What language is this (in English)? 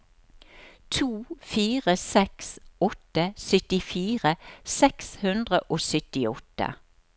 Norwegian